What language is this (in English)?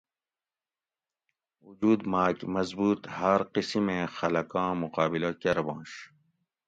Gawri